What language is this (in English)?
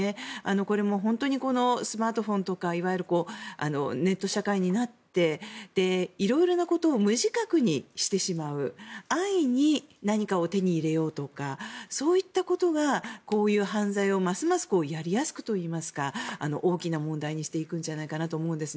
Japanese